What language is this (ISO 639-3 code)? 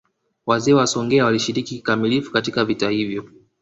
swa